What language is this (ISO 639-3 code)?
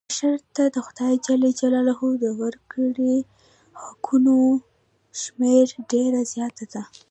pus